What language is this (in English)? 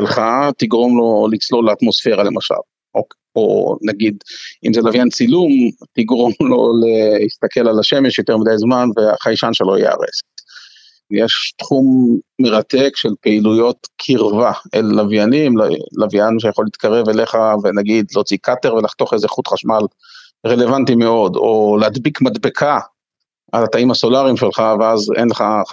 Hebrew